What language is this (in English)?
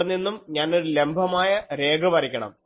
Malayalam